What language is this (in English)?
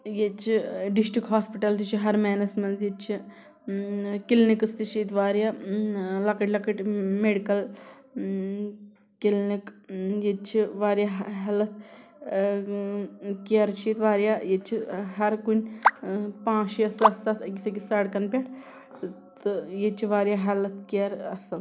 Kashmiri